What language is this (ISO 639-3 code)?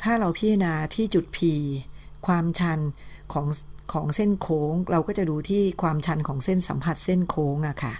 tha